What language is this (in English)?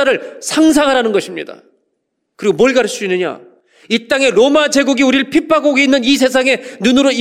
Korean